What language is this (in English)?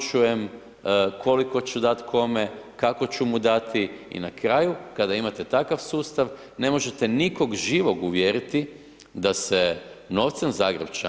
Croatian